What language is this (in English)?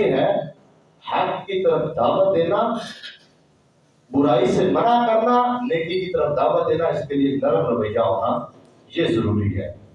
Urdu